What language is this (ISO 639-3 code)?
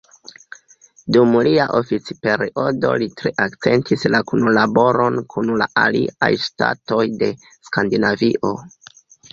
epo